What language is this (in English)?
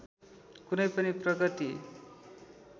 Nepali